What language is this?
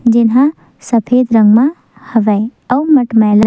Chhattisgarhi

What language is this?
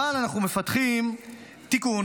Hebrew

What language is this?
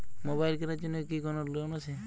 Bangla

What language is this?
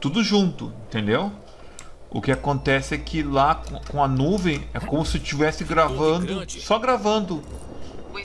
Portuguese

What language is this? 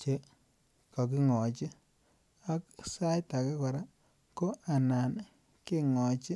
Kalenjin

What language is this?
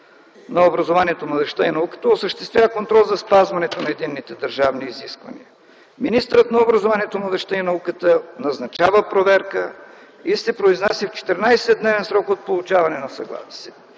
Bulgarian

